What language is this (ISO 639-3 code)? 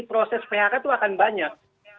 ind